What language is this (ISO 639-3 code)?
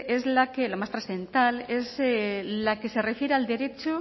spa